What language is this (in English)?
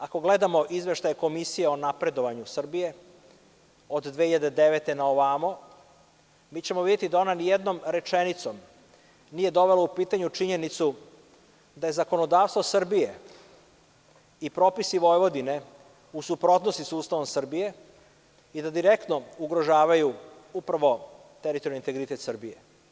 Serbian